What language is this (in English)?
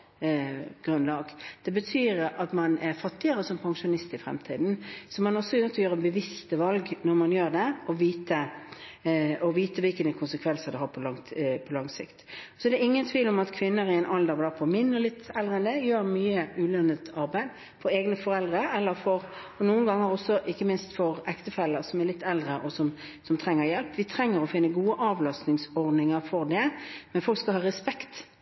Norwegian Bokmål